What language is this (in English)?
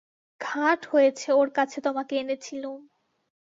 Bangla